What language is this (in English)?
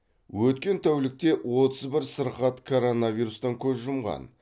Kazakh